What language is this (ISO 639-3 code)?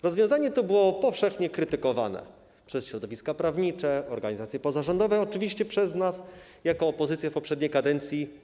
pol